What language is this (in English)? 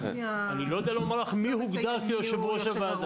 Hebrew